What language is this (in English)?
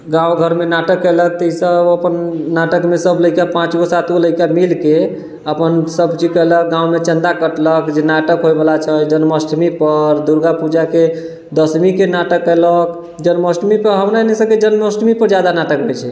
Maithili